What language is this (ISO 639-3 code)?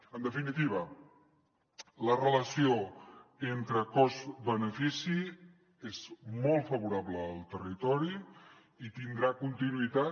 cat